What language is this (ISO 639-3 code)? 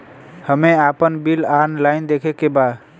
bho